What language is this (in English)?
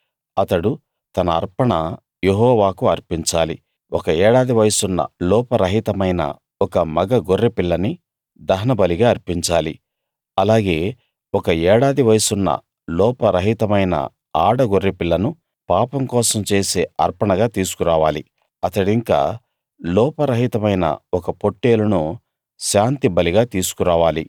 Telugu